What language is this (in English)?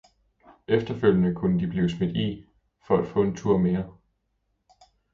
Danish